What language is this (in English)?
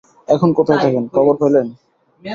Bangla